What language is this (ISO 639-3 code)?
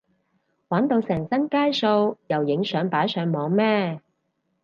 yue